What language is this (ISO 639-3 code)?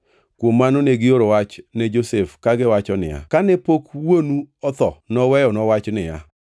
luo